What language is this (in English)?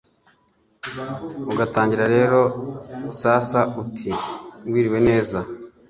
Kinyarwanda